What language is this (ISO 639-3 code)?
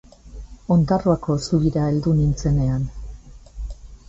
eus